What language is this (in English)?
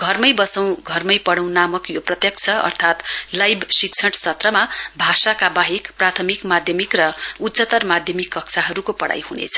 Nepali